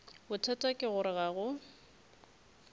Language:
Northern Sotho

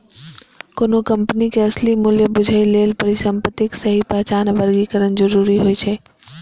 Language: Maithili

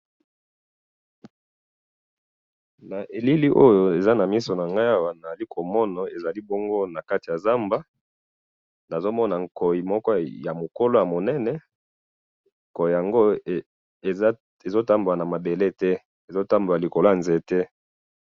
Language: Lingala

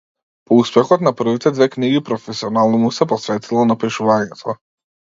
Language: Macedonian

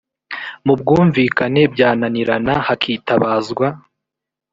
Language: Kinyarwanda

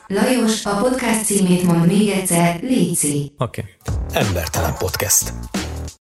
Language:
Hungarian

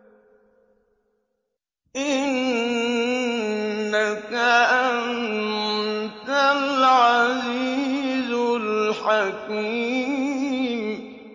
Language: Arabic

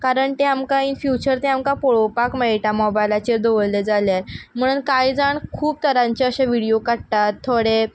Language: Konkani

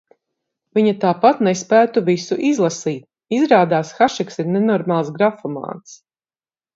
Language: Latvian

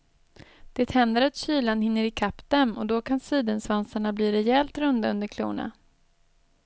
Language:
Swedish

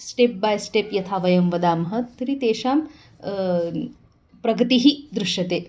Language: Sanskrit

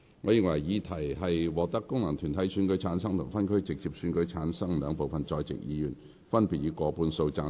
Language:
Cantonese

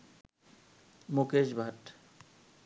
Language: Bangla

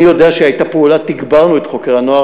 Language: Hebrew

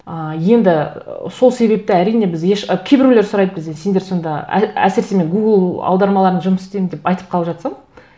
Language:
Kazakh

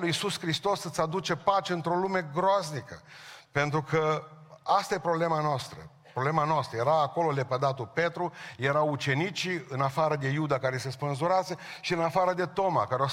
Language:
Romanian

